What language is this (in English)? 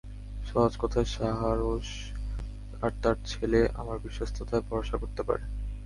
Bangla